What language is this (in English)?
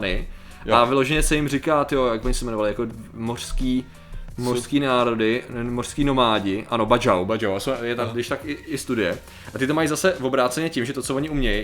Czech